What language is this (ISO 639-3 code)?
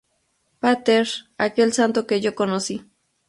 spa